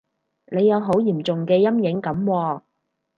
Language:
Cantonese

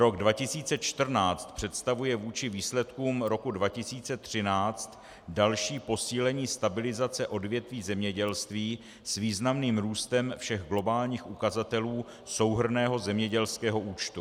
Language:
Czech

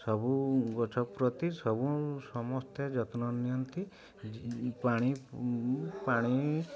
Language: Odia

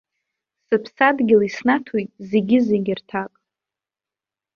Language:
Abkhazian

